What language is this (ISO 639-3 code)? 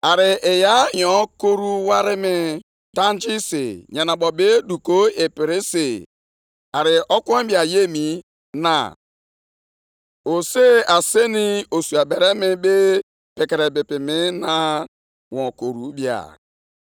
ibo